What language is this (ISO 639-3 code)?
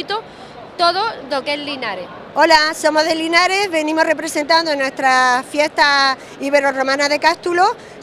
spa